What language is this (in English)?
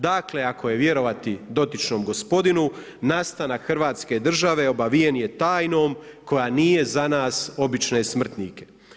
Croatian